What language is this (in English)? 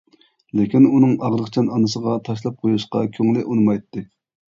Uyghur